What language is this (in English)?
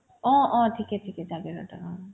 Assamese